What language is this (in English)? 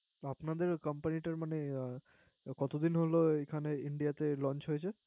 Bangla